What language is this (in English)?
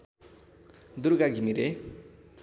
Nepali